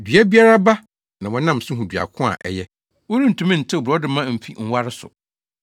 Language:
Akan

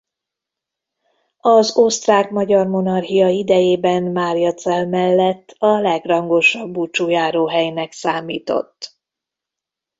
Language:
Hungarian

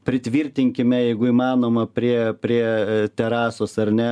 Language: Lithuanian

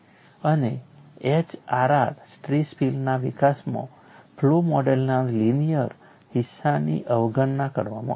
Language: Gujarati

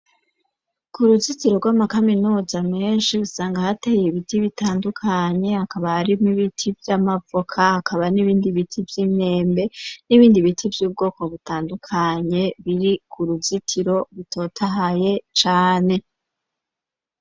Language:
Rundi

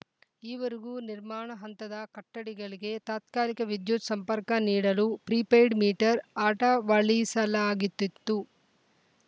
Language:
Kannada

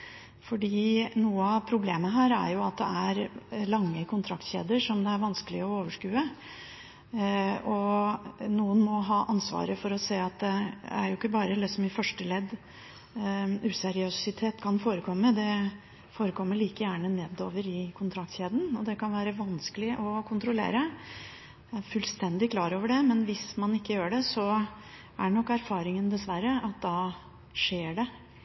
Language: Norwegian Bokmål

